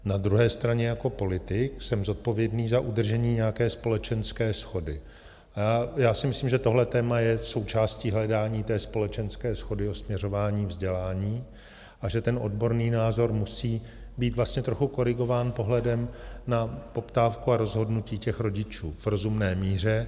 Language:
Czech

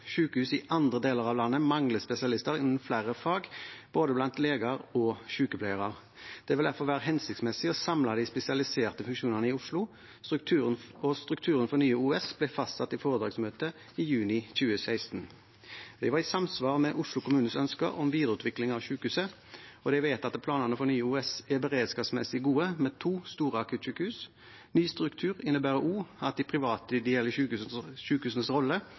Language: Norwegian Bokmål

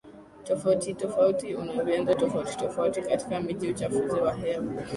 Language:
Swahili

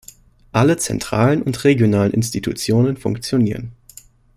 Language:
German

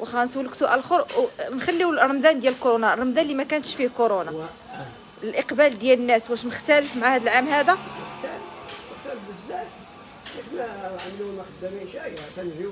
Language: Arabic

